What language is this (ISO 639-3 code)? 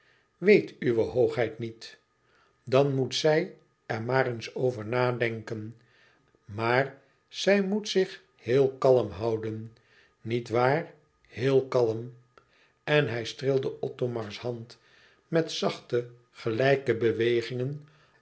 nld